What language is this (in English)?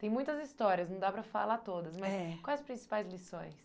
Portuguese